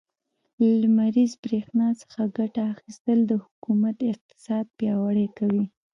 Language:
Pashto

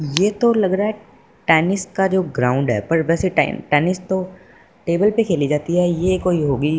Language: Hindi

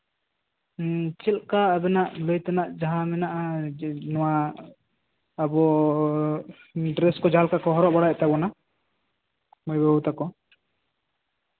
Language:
Santali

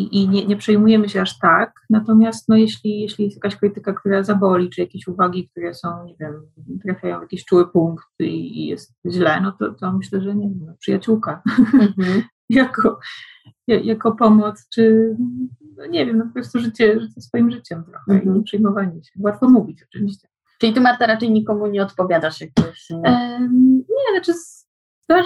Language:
Polish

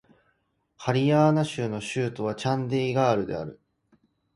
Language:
Japanese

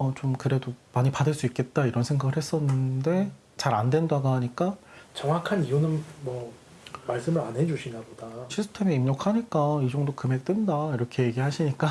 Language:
Korean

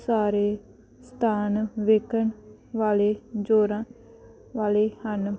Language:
Punjabi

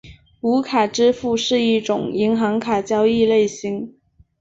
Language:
Chinese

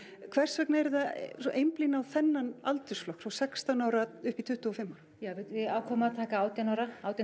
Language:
Icelandic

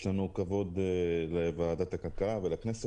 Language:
Hebrew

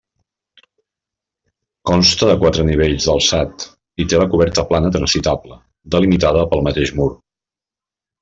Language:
Catalan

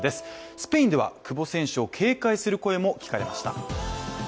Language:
Japanese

